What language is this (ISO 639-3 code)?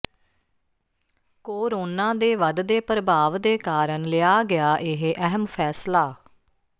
pan